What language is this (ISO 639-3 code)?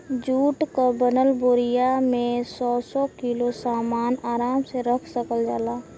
bho